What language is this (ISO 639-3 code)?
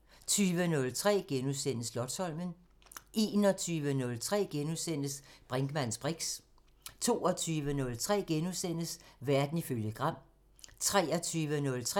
dan